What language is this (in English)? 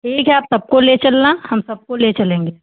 Hindi